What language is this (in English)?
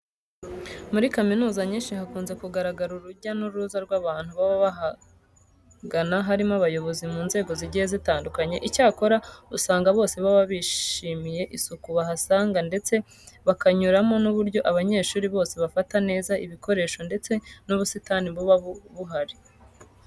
Kinyarwanda